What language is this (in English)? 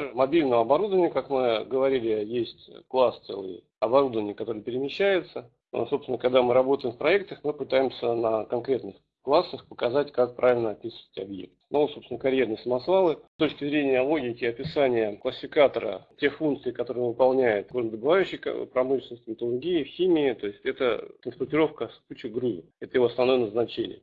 Russian